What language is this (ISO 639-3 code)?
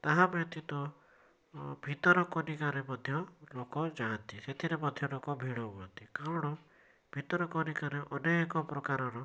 ori